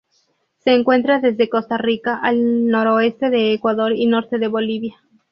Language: Spanish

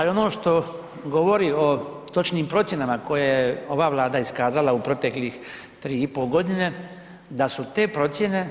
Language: Croatian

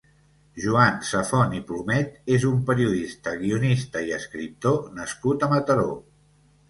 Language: Catalan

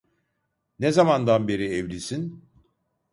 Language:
Turkish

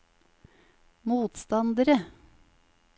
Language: Norwegian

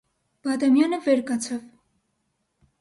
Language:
Armenian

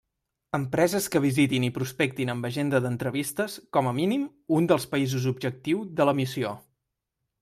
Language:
Catalan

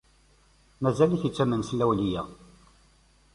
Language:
Kabyle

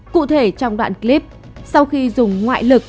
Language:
Vietnamese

